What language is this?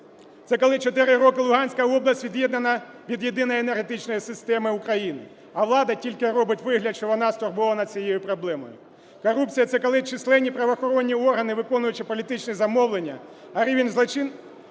Ukrainian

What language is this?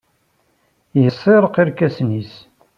Kabyle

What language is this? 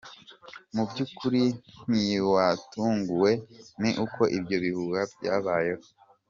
Kinyarwanda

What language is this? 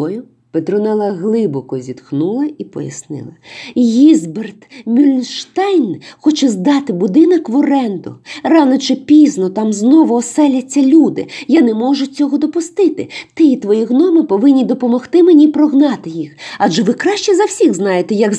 Ukrainian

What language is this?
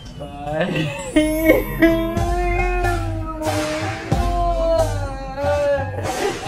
Thai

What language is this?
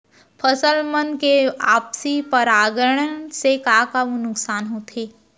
Chhattisgarhi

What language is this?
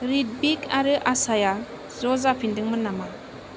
Bodo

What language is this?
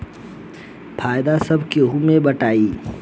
Bhojpuri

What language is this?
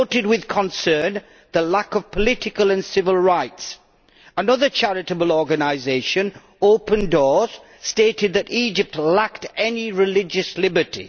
English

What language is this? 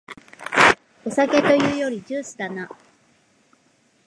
Japanese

